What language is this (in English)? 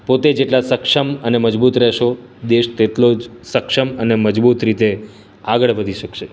Gujarati